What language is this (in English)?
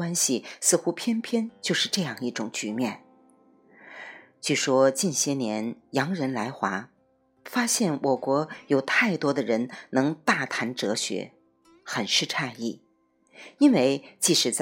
Chinese